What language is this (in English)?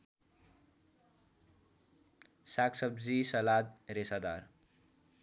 Nepali